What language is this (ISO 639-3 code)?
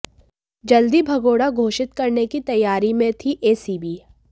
hin